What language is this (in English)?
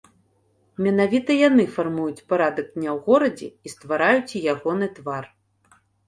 Belarusian